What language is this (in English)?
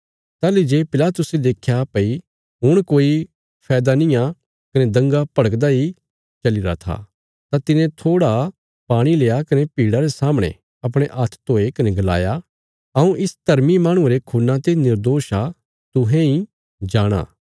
Bilaspuri